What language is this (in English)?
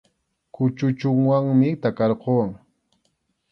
Arequipa-La Unión Quechua